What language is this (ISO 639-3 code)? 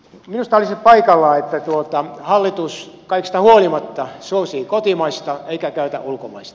fin